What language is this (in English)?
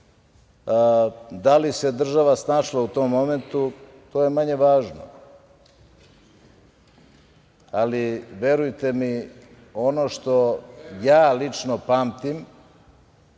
Serbian